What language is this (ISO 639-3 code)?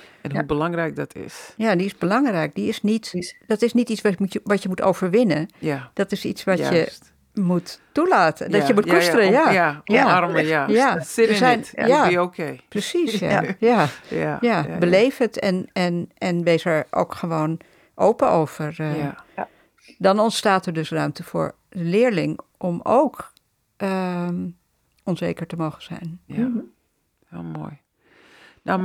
nld